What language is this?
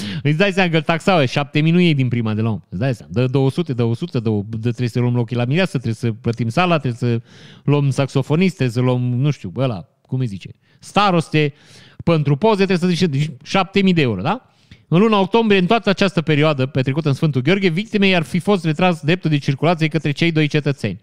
Romanian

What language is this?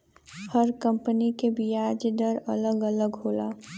Bhojpuri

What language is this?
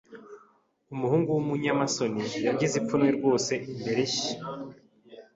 Kinyarwanda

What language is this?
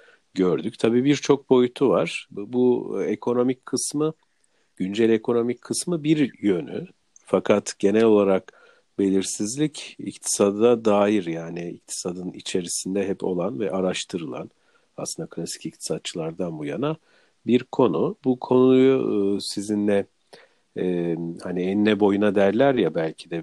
Turkish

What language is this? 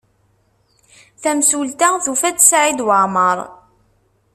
Kabyle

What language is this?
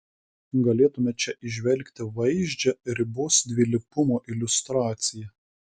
Lithuanian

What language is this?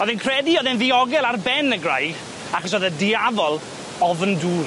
Welsh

